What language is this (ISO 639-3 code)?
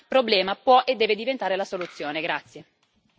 ita